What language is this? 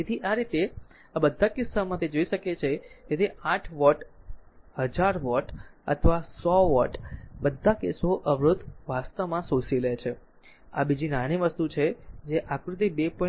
Gujarati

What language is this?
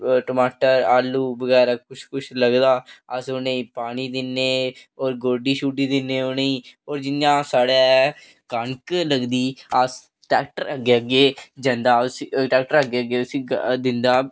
Dogri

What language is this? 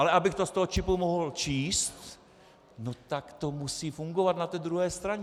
Czech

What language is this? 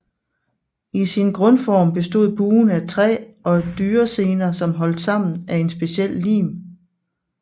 Danish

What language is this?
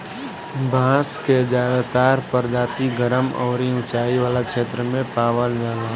Bhojpuri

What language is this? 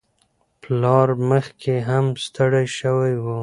Pashto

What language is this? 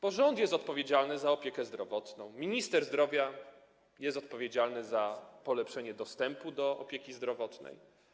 Polish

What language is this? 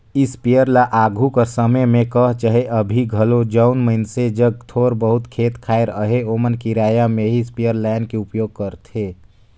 Chhattisgarhi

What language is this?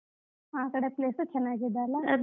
Kannada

